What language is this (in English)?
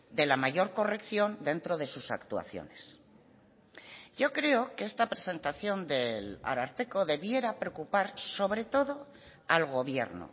Spanish